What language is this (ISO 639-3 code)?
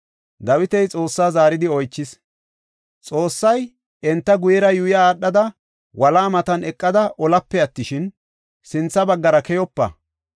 gof